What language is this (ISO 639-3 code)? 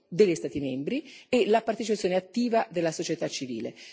ita